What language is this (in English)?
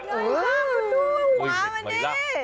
Thai